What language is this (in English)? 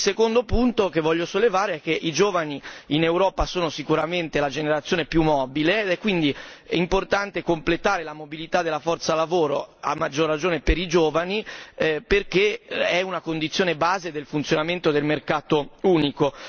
Italian